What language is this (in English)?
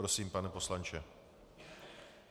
Czech